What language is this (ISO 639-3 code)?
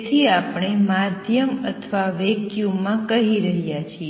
guj